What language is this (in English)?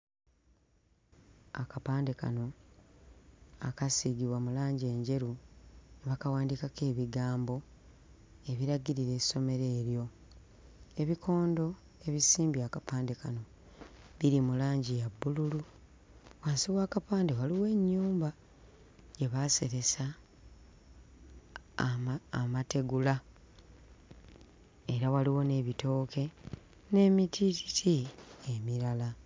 Ganda